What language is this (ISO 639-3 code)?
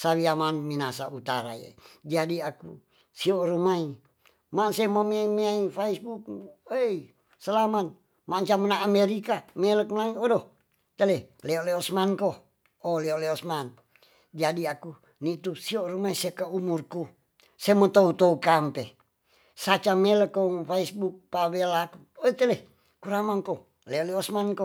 txs